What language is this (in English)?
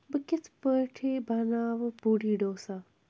Kashmiri